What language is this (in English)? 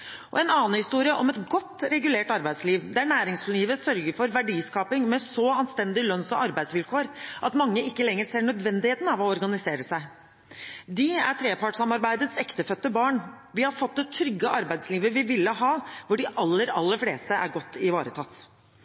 Norwegian Bokmål